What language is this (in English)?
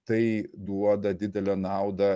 Lithuanian